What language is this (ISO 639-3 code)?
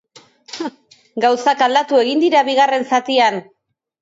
eus